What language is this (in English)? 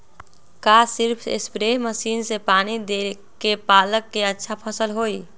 Magahi